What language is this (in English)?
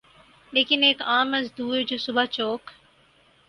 Urdu